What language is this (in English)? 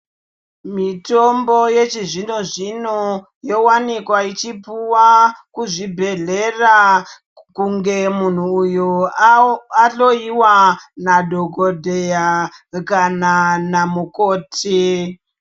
Ndau